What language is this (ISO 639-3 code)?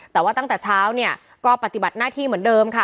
tha